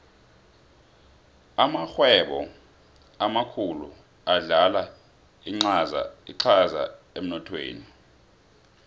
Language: South Ndebele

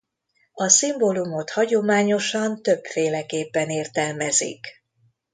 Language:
Hungarian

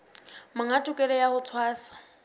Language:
Southern Sotho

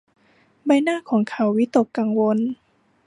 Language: Thai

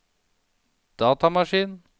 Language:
Norwegian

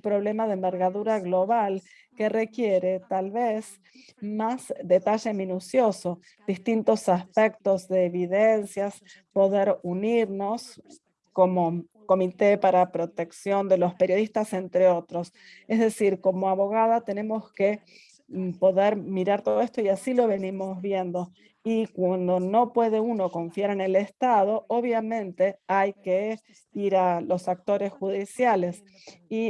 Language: Spanish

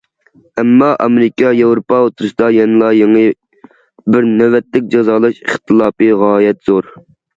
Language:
Uyghur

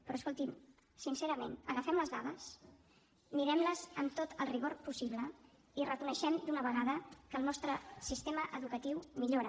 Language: Catalan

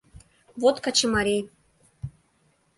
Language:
Mari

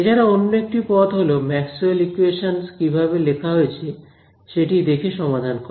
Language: Bangla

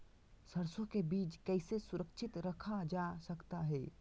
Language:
Magahi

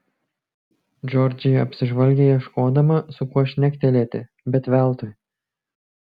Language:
Lithuanian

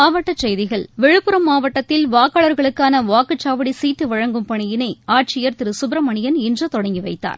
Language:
Tamil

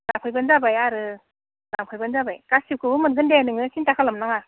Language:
Bodo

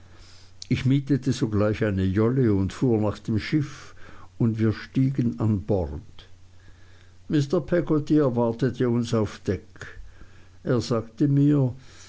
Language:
German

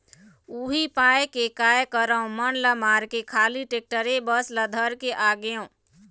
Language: Chhattisgarhi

